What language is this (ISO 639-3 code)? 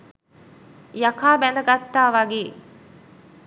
sin